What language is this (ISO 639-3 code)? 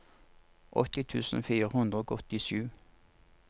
nor